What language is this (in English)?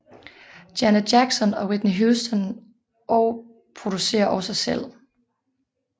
Danish